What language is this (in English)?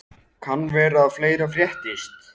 Icelandic